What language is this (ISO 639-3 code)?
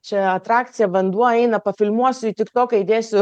lit